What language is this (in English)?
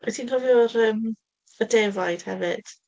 Welsh